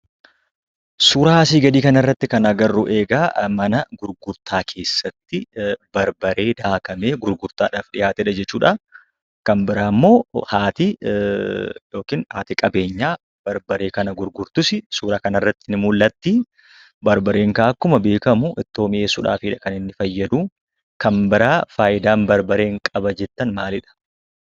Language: Oromo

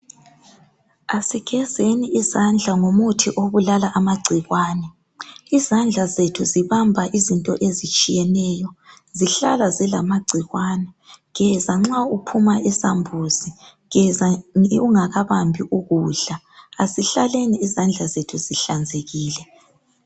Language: North Ndebele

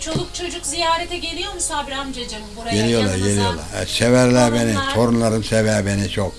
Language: Turkish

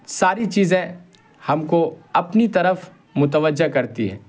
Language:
Urdu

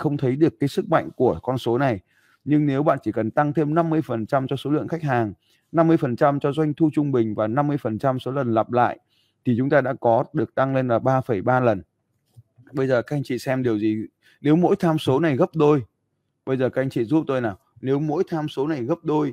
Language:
Vietnamese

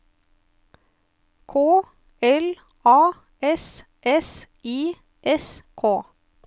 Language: Norwegian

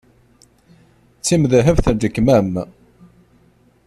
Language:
Kabyle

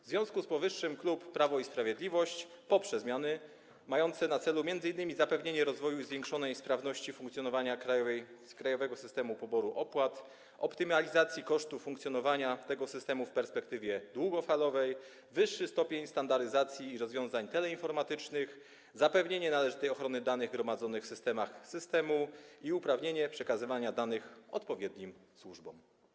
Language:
Polish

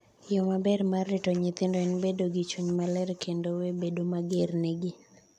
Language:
Luo (Kenya and Tanzania)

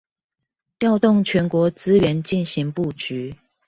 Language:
Chinese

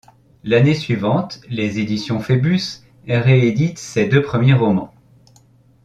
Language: French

